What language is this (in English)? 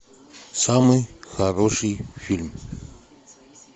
Russian